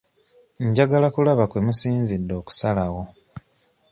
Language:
Ganda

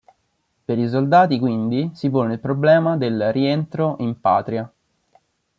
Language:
Italian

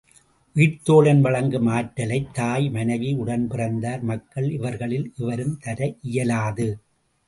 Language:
Tamil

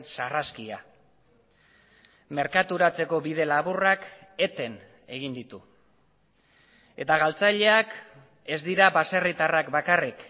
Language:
Basque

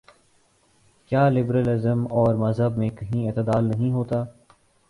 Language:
Urdu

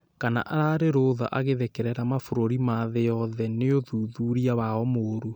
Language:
Kikuyu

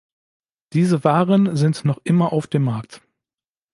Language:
German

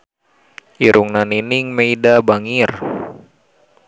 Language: Sundanese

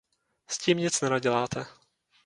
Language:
Czech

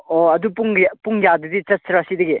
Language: Manipuri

